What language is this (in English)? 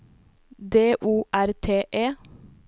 Norwegian